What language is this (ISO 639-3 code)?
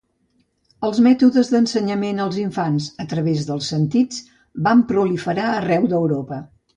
cat